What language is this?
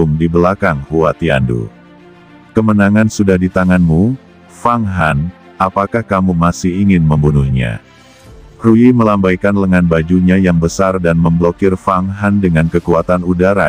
Indonesian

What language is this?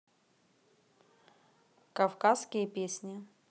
Russian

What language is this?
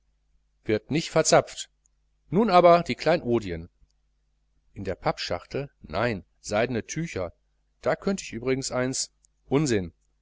German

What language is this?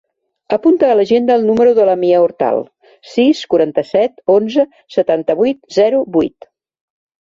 Catalan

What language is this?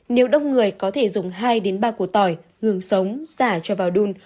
Vietnamese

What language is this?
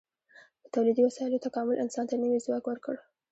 Pashto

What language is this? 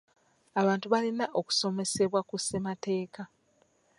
Ganda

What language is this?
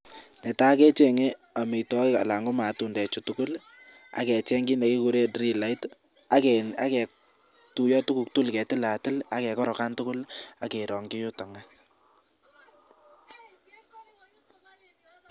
Kalenjin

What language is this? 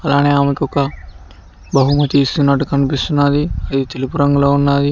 Telugu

